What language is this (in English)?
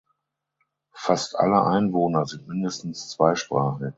German